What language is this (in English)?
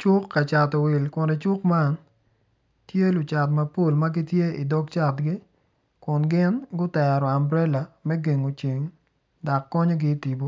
Acoli